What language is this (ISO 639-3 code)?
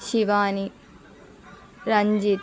tel